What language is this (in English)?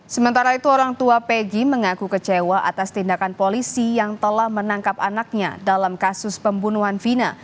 Indonesian